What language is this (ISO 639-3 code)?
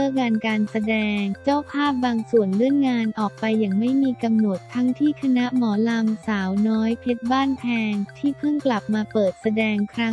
tha